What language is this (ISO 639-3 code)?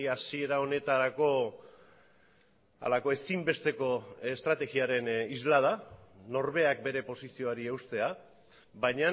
eus